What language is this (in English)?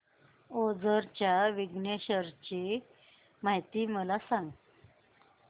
Marathi